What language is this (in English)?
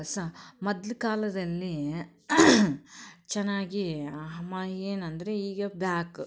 Kannada